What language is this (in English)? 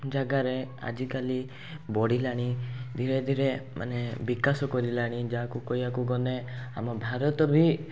Odia